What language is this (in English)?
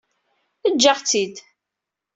Kabyle